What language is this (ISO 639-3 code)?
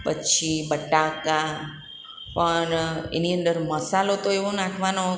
guj